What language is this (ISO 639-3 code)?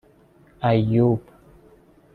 fas